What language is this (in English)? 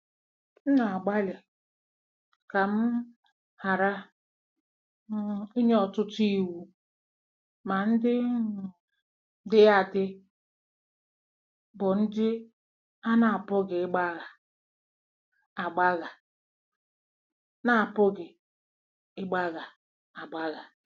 Igbo